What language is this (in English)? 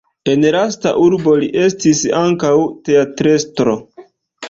Esperanto